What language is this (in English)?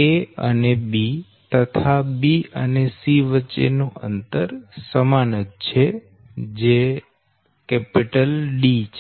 Gujarati